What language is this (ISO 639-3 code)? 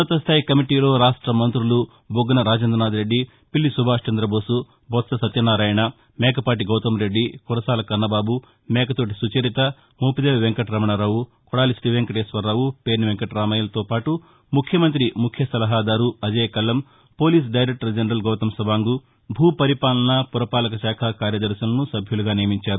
tel